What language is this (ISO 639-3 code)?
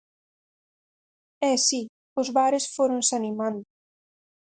glg